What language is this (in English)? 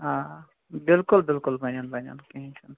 Kashmiri